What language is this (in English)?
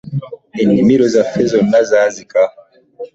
Ganda